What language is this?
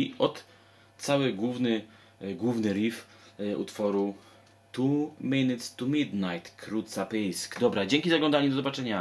Polish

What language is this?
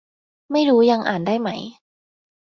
Thai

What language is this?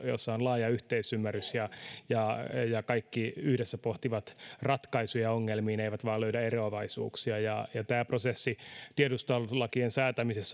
Finnish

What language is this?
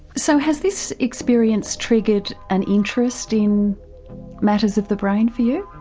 English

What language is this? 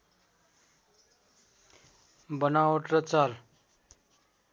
Nepali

